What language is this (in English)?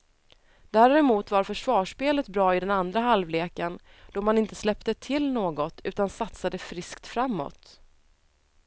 Swedish